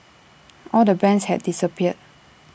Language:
English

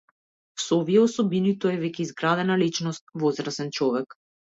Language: Macedonian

